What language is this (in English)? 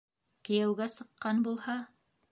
Bashkir